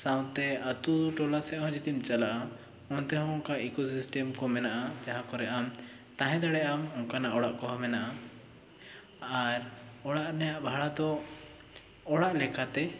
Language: Santali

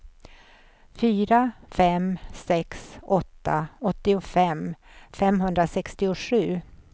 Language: Swedish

